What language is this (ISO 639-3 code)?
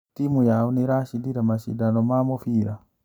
kik